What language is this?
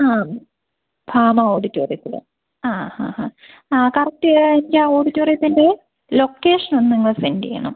Malayalam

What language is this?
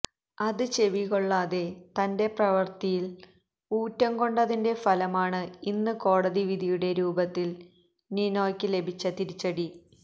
Malayalam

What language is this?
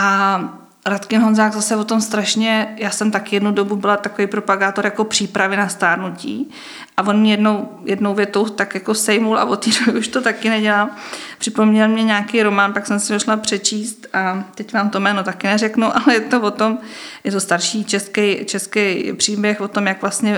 Czech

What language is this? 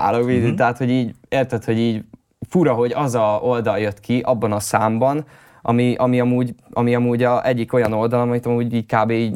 Hungarian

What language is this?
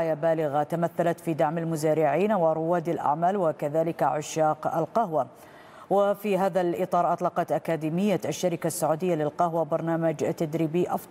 Arabic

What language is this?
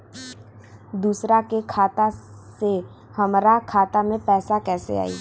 Bhojpuri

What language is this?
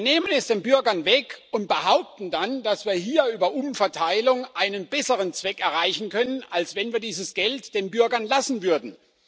German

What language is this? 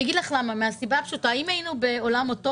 Hebrew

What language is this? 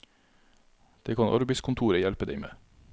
Norwegian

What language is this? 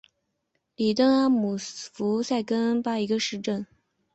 Chinese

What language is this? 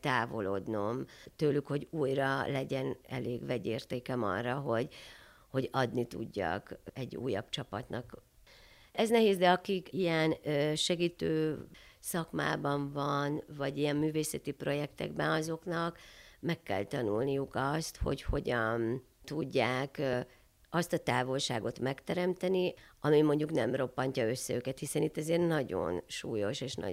Hungarian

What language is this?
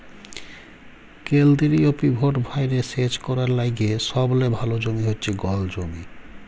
Bangla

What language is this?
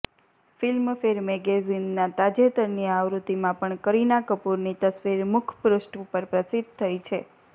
Gujarati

